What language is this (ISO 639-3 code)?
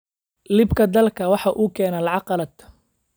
som